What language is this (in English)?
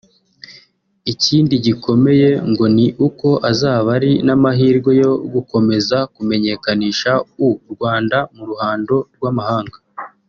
Kinyarwanda